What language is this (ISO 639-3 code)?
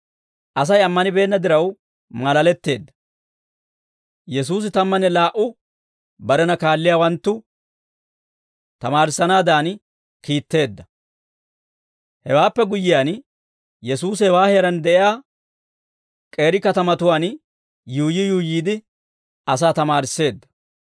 dwr